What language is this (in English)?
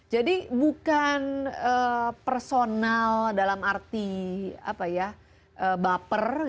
Indonesian